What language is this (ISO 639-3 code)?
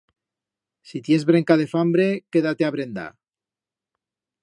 arg